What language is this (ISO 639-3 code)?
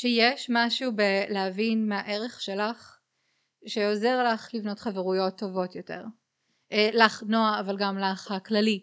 heb